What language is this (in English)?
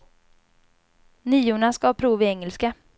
Swedish